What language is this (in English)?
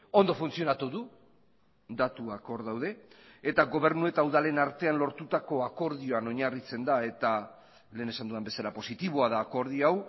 Basque